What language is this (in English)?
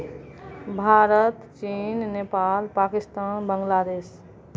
Maithili